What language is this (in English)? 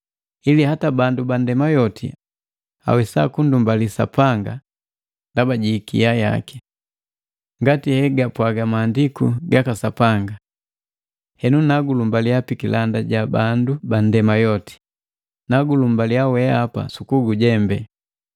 Matengo